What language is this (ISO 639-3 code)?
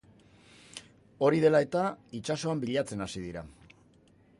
eus